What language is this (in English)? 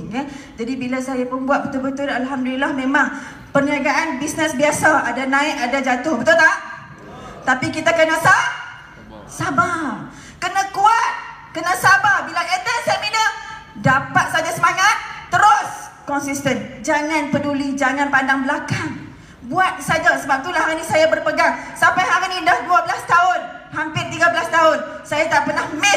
Malay